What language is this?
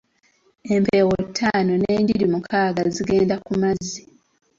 Ganda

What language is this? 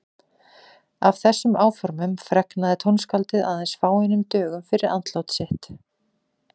Icelandic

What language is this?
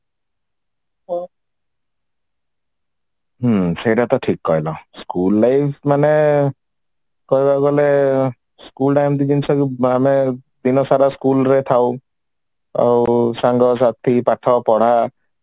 Odia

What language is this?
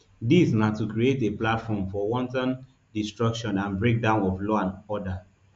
Nigerian Pidgin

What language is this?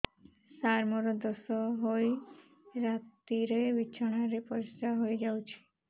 Odia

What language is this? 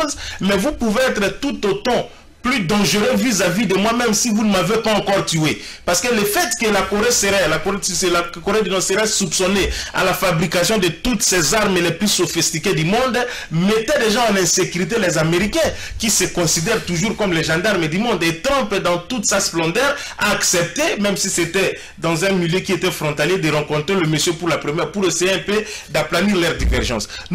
French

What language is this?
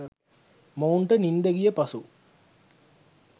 Sinhala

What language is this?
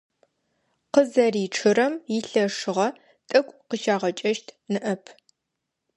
Adyghe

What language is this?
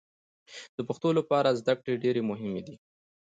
Pashto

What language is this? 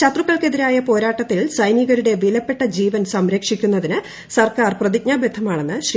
Malayalam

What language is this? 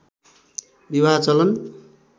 Nepali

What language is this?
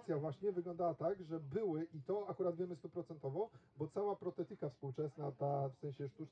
Polish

